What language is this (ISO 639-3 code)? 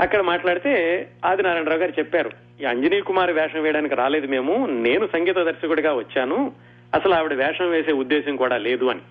tel